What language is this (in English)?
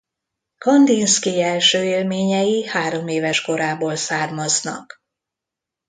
Hungarian